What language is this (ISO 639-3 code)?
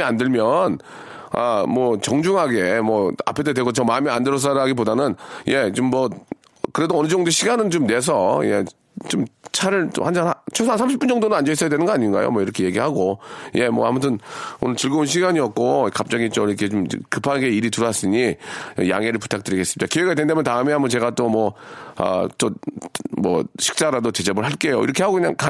kor